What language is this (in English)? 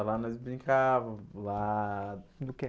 Portuguese